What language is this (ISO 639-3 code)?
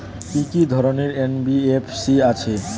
ben